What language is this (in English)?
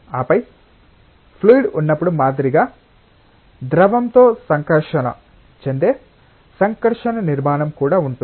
Telugu